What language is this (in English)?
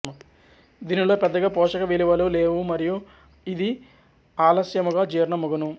Telugu